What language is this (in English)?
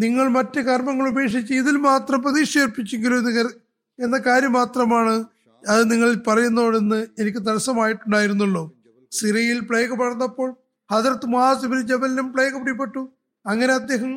Malayalam